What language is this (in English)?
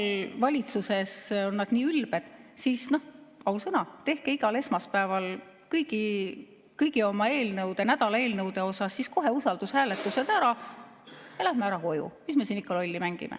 Estonian